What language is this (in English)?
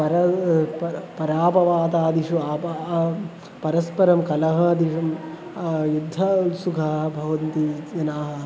Sanskrit